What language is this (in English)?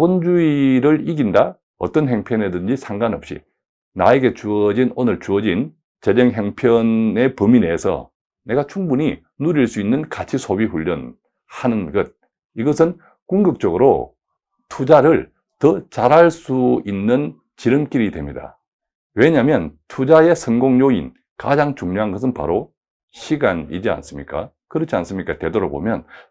Korean